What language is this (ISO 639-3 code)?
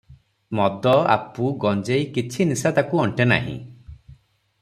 ori